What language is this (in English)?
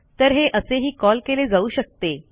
Marathi